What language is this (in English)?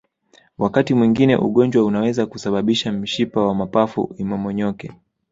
Swahili